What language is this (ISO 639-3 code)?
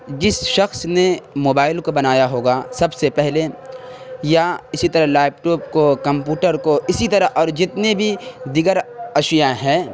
urd